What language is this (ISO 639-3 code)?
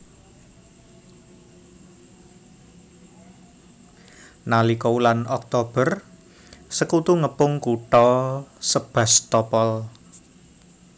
jav